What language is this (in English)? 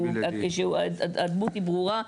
Hebrew